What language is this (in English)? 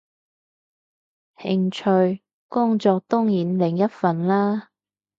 Cantonese